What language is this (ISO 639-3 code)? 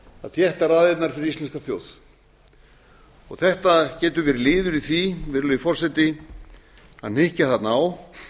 isl